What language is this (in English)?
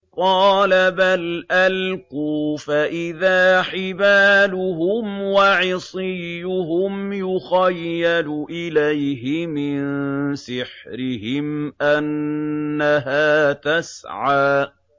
Arabic